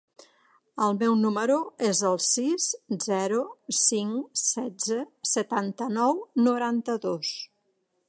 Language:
Catalan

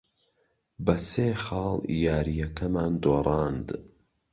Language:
Central Kurdish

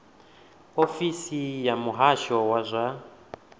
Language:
Venda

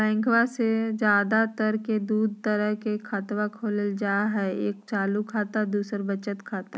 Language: Magahi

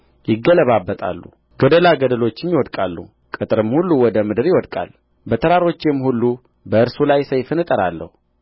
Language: Amharic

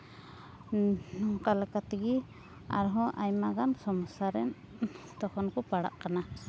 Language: Santali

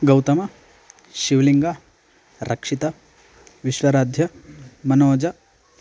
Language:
Sanskrit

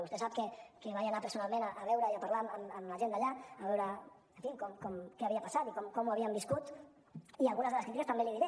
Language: Catalan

